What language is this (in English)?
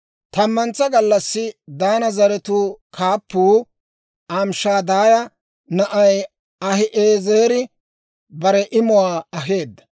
Dawro